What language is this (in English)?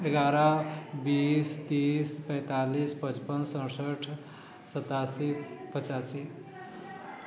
Maithili